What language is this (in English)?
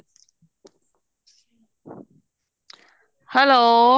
Punjabi